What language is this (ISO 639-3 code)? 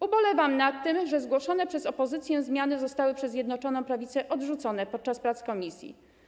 pol